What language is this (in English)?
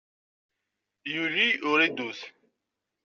Kabyle